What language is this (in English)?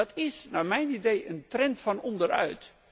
Dutch